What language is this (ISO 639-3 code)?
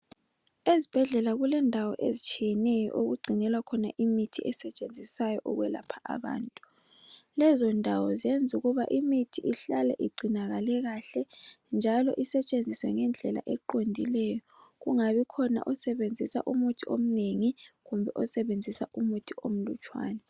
nde